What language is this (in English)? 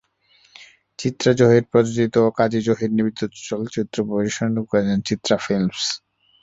Bangla